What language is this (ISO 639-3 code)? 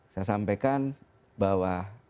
ind